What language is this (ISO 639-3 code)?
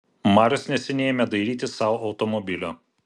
lit